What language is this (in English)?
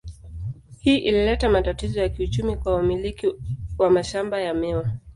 Swahili